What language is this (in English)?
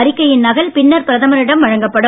Tamil